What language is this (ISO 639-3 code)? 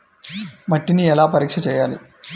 tel